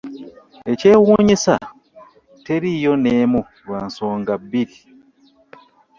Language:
Ganda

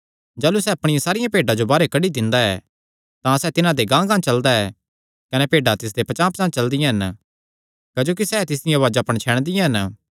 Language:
Kangri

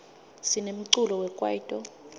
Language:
Swati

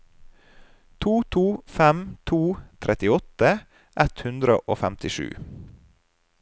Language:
Norwegian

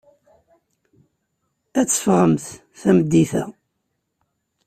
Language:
Kabyle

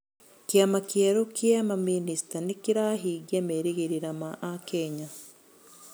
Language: Kikuyu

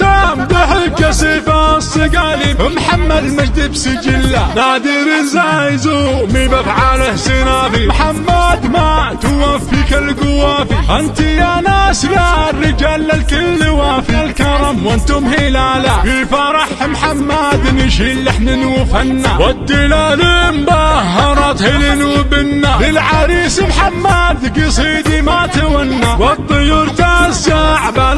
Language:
Arabic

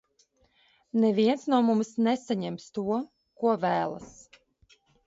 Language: Latvian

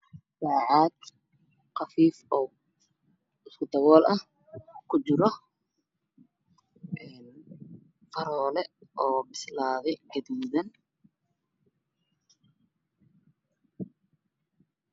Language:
Somali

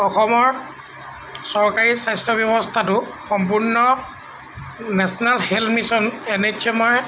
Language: Assamese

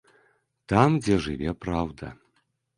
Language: Belarusian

